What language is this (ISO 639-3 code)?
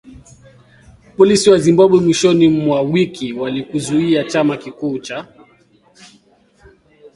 swa